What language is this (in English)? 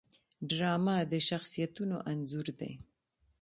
Pashto